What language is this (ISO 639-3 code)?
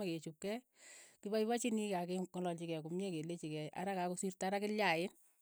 eyo